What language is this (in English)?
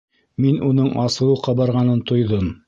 Bashkir